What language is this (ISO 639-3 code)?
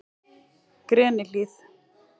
isl